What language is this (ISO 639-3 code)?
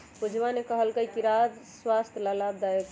mag